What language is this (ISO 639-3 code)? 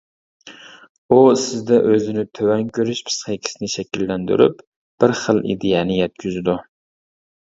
uig